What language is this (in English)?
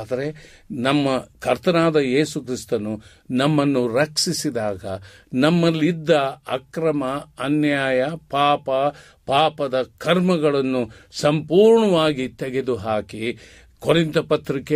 Kannada